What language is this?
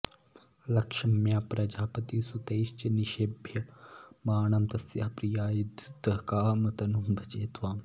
Sanskrit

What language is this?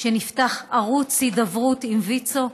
Hebrew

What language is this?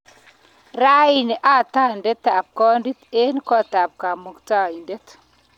Kalenjin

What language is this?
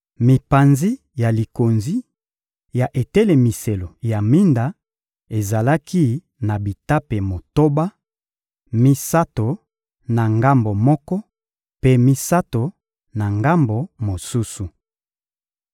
Lingala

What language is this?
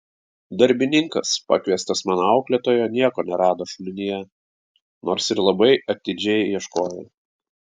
Lithuanian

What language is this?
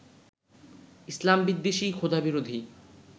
Bangla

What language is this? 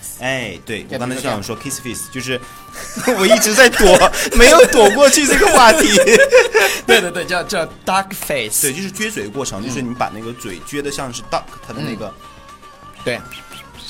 Chinese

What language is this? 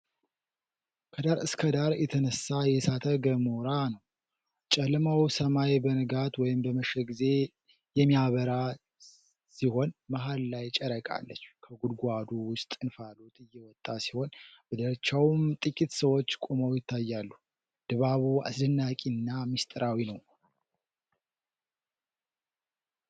Amharic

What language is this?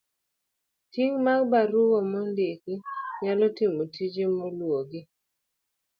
Luo (Kenya and Tanzania)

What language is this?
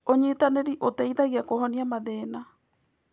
Kikuyu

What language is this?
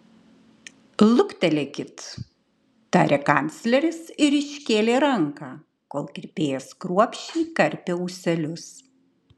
Lithuanian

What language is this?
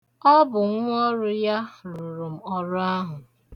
Igbo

